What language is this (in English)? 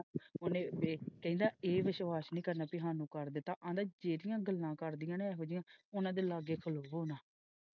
Punjabi